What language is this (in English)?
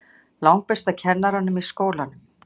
Icelandic